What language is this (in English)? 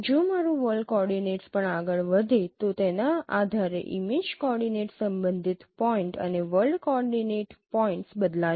Gujarati